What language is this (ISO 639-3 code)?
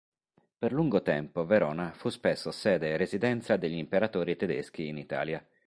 ita